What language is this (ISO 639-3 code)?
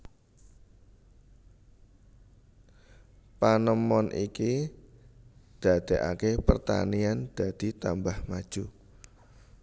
jav